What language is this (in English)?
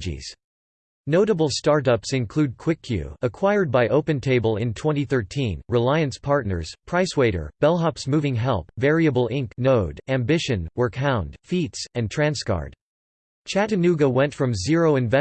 English